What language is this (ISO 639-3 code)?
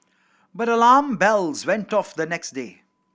eng